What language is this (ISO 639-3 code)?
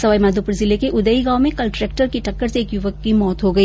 hin